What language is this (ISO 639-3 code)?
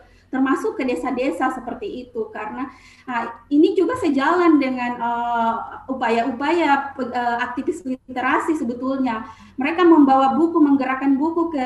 ind